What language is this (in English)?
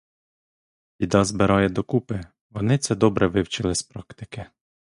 Ukrainian